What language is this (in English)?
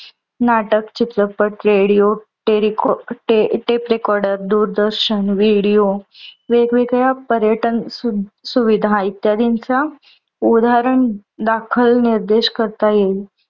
Marathi